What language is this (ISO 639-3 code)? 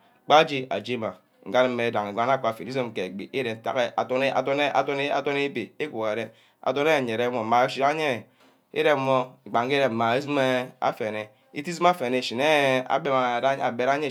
byc